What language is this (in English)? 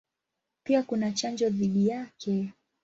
Swahili